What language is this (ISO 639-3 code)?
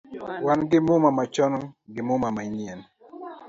luo